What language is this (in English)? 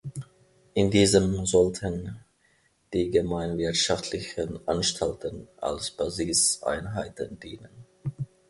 German